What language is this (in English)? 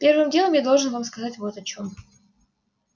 Russian